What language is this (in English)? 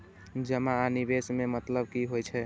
Maithili